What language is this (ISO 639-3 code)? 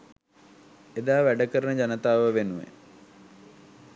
sin